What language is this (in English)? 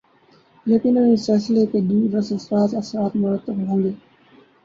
Urdu